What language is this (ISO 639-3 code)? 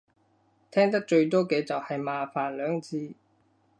yue